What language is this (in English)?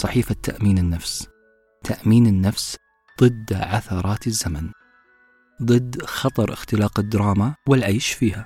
Arabic